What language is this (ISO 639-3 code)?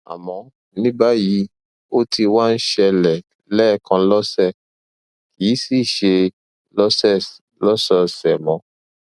yor